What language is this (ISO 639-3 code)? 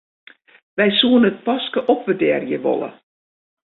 fry